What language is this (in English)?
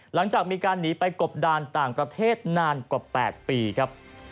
Thai